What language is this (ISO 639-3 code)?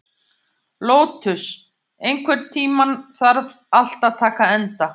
isl